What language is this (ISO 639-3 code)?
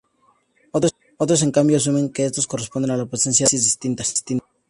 spa